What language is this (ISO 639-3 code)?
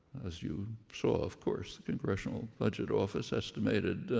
eng